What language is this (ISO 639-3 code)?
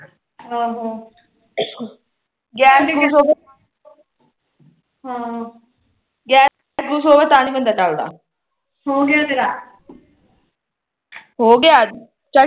pan